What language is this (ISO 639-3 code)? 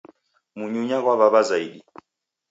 dav